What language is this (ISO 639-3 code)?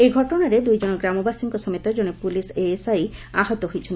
ori